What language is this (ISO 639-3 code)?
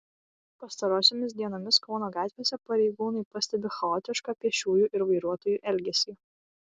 lit